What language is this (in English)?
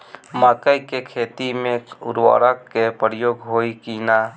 Bhojpuri